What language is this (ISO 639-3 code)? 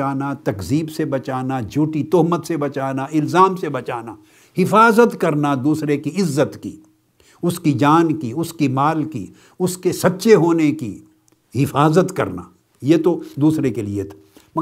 urd